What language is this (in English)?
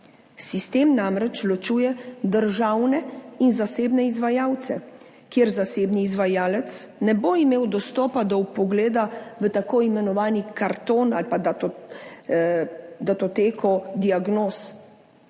Slovenian